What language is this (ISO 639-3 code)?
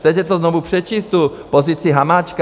ces